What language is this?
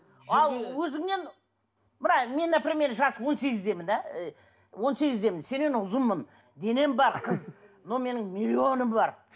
Kazakh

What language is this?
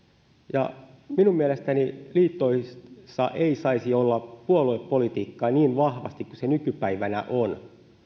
Finnish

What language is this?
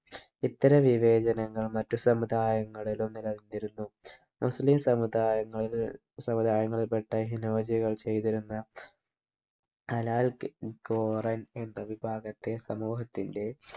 Malayalam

